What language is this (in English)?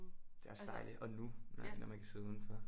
Danish